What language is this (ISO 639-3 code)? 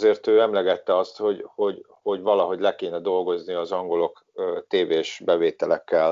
hun